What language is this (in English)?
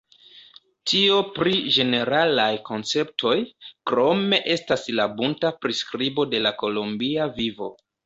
Esperanto